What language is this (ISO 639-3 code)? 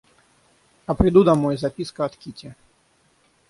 rus